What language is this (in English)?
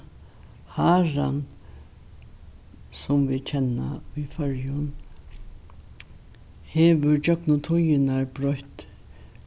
Faroese